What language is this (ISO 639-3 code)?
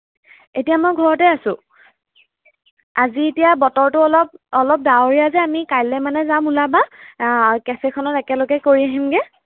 asm